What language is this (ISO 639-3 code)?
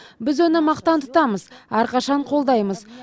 kaz